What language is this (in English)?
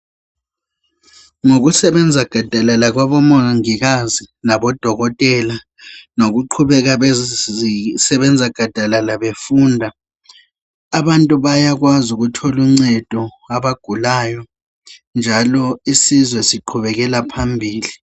North Ndebele